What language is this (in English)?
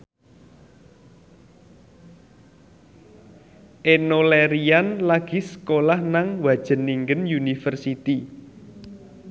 Javanese